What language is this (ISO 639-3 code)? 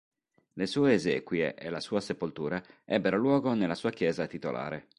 ita